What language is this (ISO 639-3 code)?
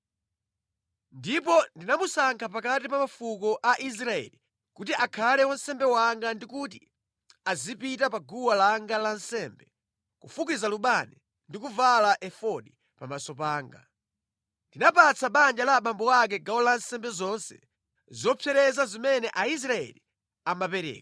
nya